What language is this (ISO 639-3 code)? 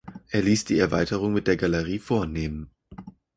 deu